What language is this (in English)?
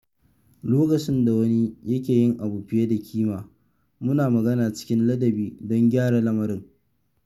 Hausa